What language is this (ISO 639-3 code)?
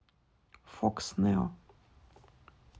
rus